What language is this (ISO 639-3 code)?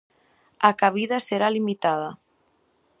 glg